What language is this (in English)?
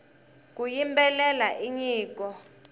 Tsonga